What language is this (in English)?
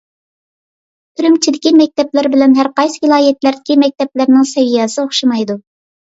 Uyghur